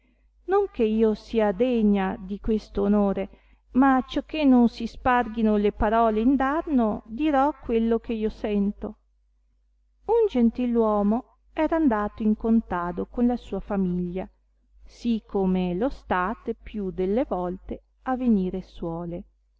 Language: Italian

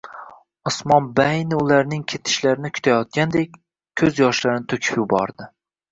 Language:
Uzbek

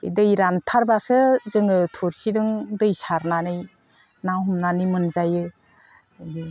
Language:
Bodo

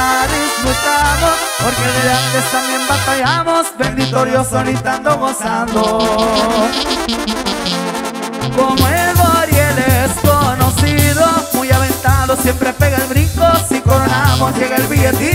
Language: Spanish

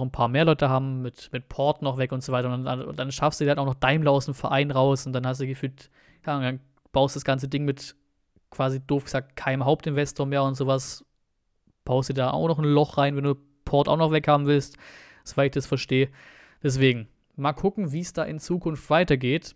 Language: German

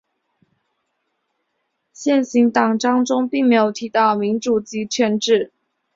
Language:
Chinese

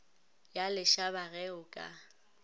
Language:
Northern Sotho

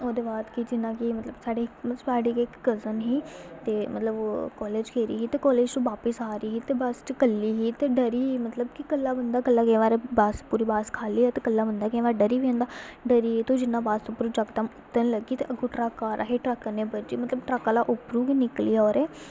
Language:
Dogri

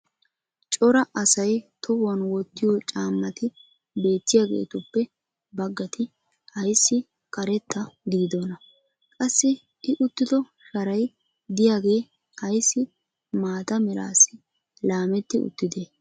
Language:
Wolaytta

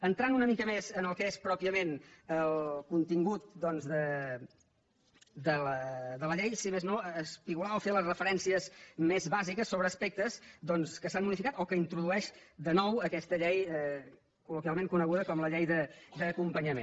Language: Catalan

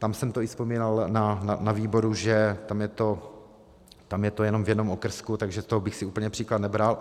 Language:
Czech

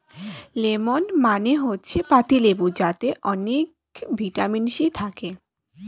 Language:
Bangla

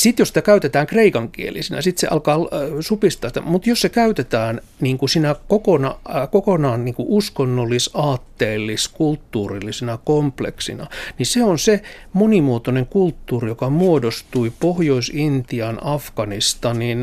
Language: Finnish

